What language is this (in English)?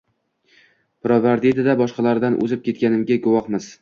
Uzbek